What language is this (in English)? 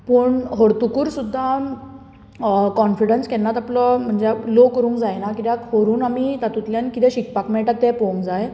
Konkani